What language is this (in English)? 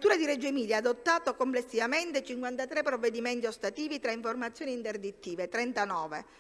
Italian